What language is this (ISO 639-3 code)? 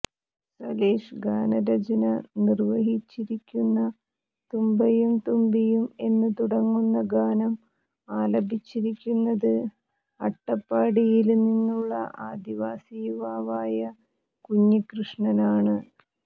mal